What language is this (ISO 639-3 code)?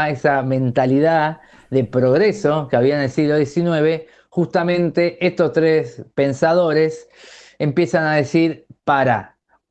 spa